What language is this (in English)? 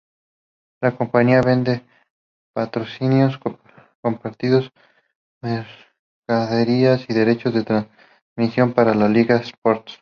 Spanish